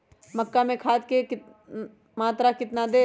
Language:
Magahi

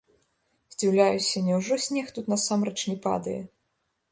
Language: Belarusian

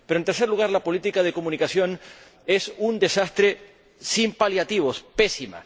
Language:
Spanish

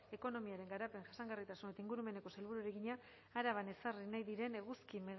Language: Basque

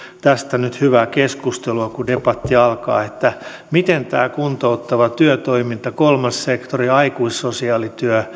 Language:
Finnish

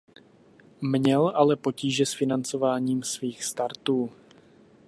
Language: Czech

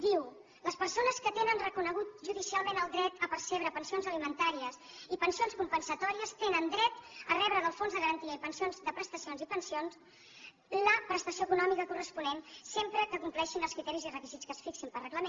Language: Catalan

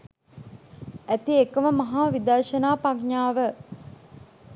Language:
Sinhala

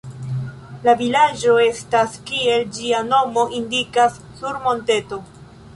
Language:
Esperanto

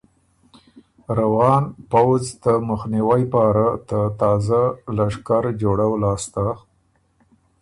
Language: Ormuri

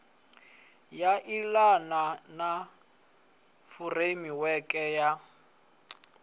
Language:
Venda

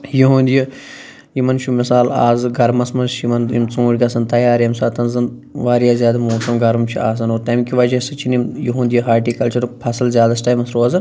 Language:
Kashmiri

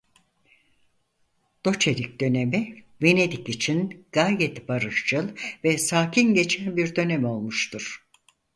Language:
Turkish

